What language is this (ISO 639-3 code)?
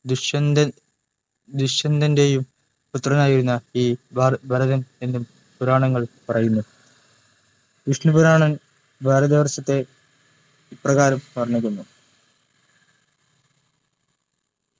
mal